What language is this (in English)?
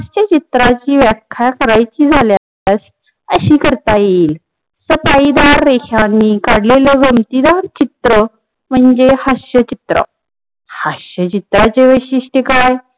Marathi